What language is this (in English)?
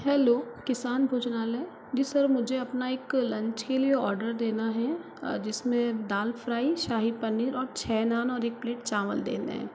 Hindi